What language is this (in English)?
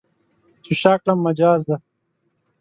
Pashto